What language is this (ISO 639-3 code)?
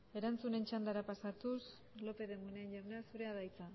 eus